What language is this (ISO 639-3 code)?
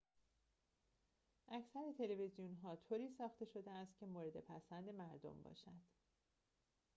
fas